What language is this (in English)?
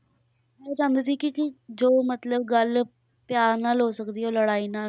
Punjabi